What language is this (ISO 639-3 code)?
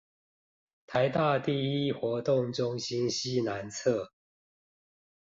zho